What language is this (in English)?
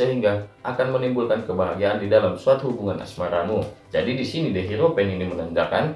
Indonesian